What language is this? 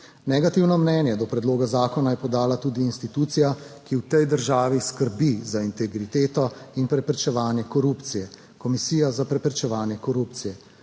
Slovenian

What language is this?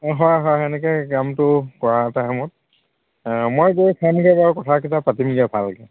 Assamese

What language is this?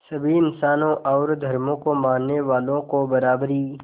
Hindi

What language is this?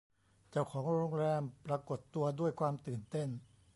Thai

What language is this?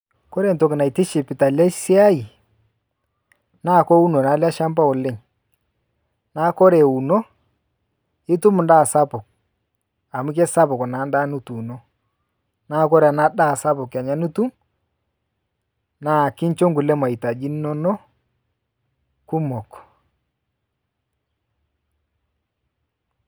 Masai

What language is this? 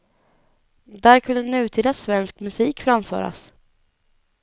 Swedish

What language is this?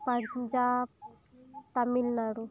Santali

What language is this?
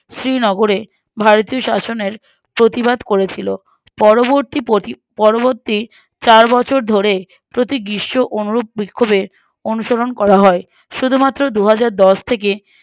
Bangla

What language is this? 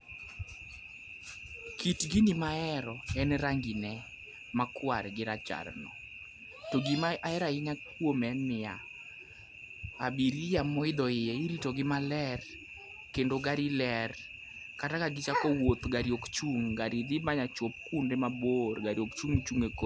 Luo (Kenya and Tanzania)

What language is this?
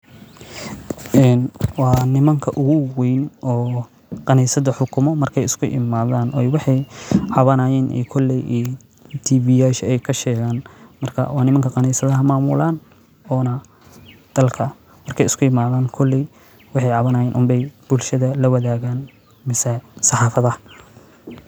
Somali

